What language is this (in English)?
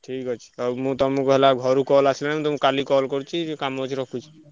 Odia